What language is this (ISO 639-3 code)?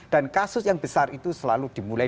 ind